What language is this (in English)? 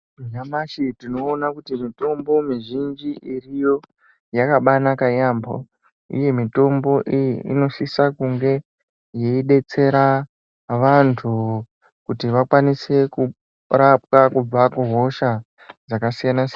Ndau